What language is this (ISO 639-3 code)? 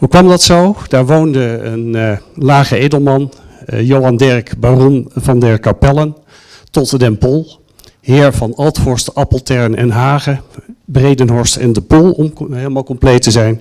nld